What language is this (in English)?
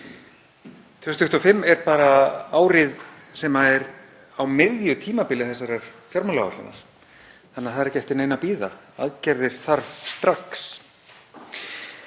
Icelandic